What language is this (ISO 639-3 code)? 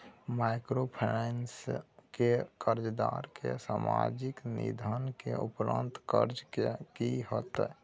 mai